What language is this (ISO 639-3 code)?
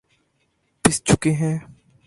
urd